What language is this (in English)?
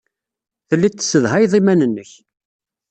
Kabyle